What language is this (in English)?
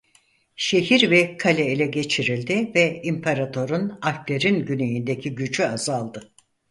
Turkish